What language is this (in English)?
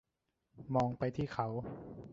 Thai